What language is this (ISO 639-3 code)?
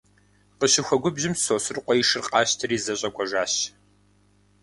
kbd